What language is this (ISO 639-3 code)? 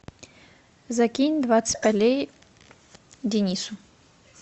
rus